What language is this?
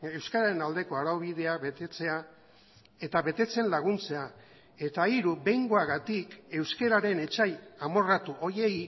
Basque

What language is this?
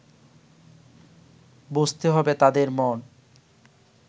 Bangla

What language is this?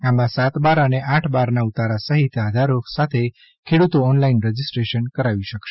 Gujarati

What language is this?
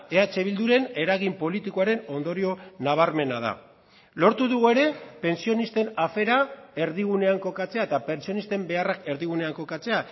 Basque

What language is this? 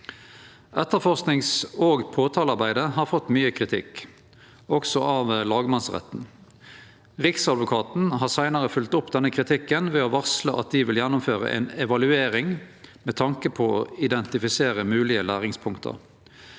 Norwegian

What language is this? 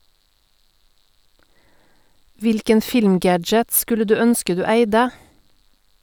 Norwegian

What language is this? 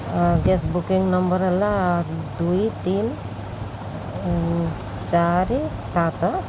Odia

